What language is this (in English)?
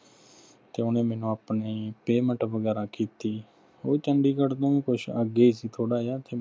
Punjabi